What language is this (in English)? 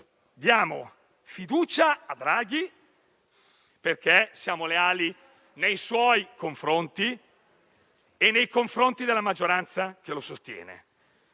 Italian